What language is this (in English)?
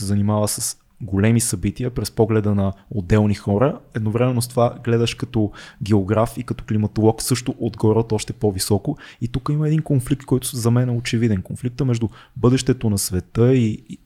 Bulgarian